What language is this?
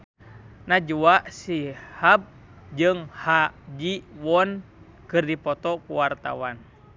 Sundanese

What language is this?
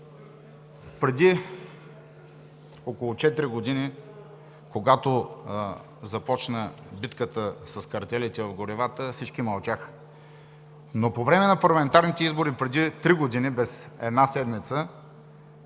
Bulgarian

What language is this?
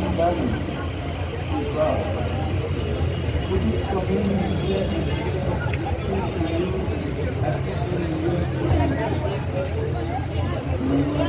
French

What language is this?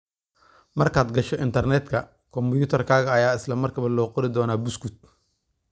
Somali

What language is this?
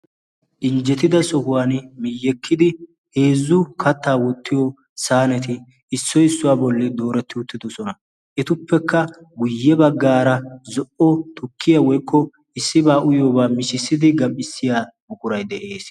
Wolaytta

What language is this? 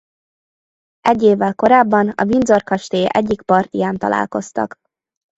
Hungarian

